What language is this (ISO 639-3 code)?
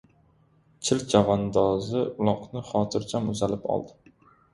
uzb